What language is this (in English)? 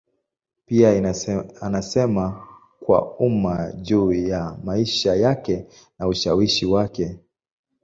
Swahili